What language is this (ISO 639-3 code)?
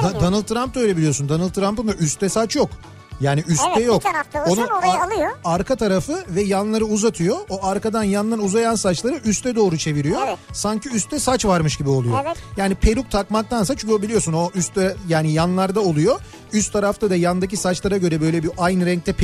tur